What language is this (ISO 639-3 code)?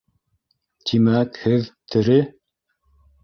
bak